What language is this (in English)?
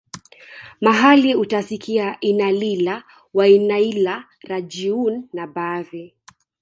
Swahili